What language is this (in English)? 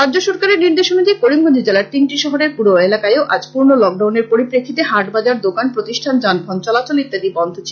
Bangla